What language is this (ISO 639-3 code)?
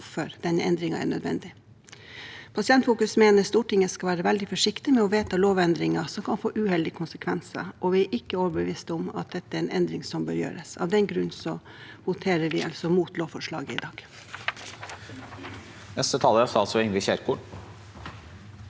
nor